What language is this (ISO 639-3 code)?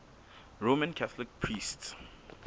sot